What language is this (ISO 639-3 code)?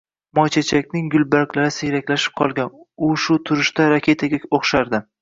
uzb